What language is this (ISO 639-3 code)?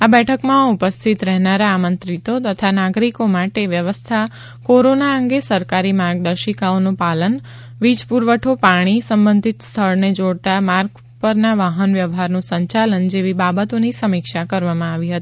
guj